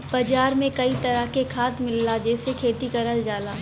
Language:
Bhojpuri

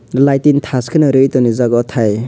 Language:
Kok Borok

